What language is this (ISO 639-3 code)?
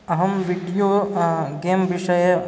san